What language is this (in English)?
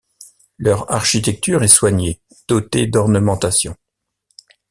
French